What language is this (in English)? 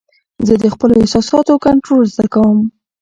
Pashto